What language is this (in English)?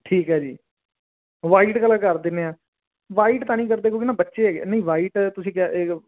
Punjabi